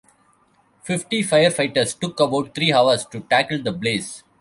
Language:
English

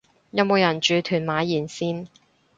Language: Cantonese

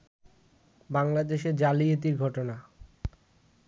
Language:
Bangla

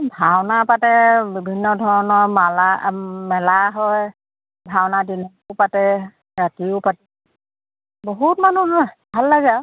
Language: Assamese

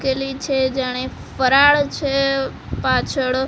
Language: Gujarati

